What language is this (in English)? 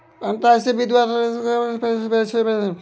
Maithili